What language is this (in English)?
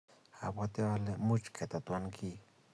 Kalenjin